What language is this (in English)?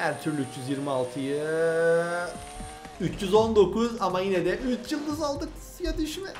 Turkish